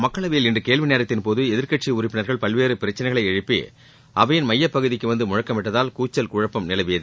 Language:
Tamil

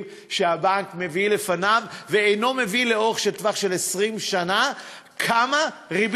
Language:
Hebrew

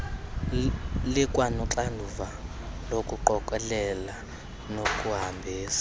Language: Xhosa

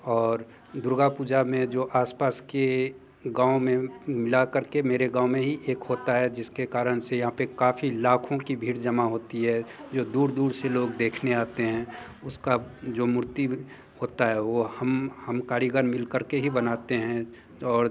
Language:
Hindi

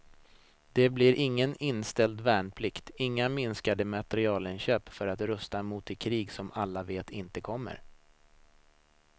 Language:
Swedish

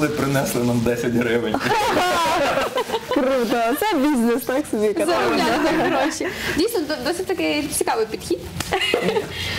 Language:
Russian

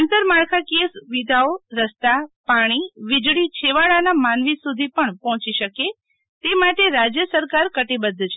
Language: Gujarati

